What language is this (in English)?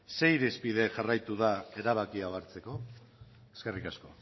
Basque